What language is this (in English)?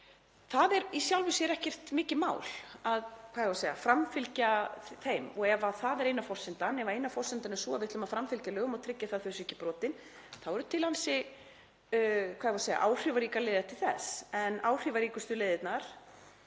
Icelandic